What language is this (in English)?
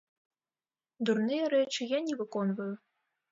Belarusian